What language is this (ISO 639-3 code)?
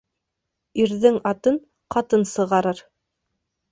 bak